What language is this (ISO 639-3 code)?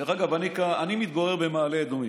heb